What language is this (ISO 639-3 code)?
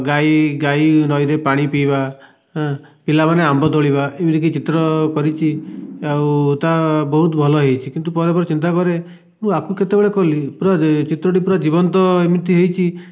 ori